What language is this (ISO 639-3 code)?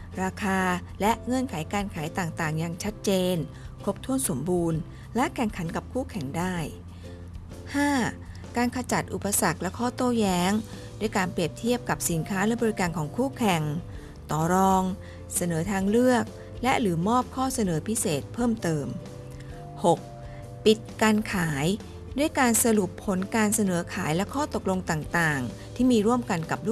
tha